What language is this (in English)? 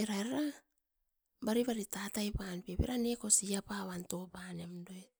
Askopan